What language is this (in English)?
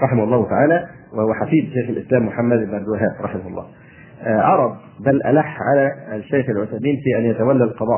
Arabic